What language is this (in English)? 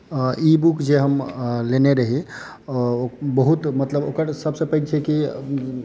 Maithili